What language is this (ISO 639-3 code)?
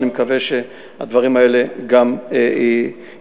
heb